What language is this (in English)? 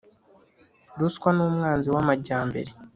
Kinyarwanda